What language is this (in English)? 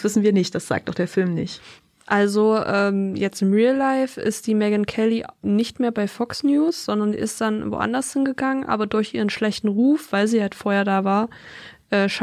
German